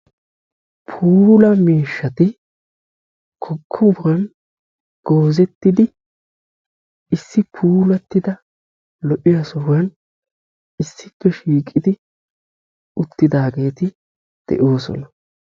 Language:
Wolaytta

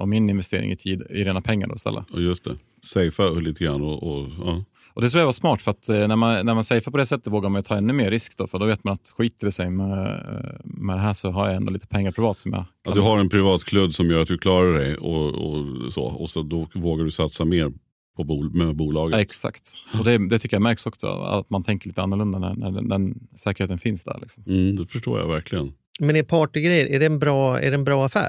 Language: Swedish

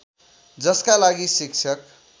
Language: Nepali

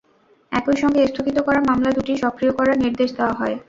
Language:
Bangla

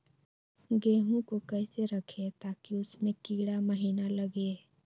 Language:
Magahi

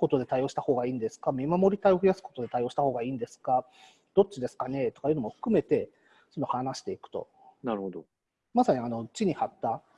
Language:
Japanese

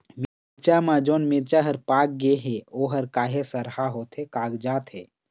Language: Chhattisgarhi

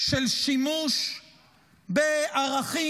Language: Hebrew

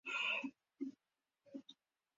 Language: Spanish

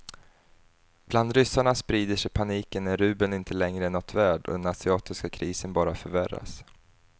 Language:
Swedish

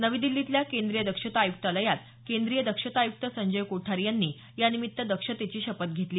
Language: Marathi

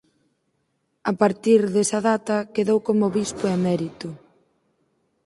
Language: Galician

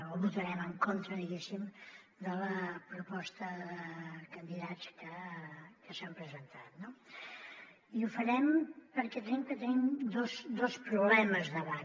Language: Catalan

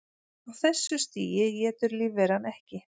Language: Icelandic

